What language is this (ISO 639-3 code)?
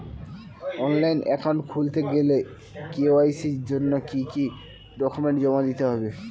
ben